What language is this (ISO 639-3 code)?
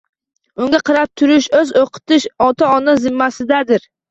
uzb